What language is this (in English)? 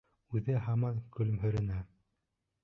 Bashkir